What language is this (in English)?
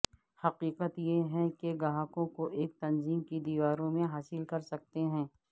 Urdu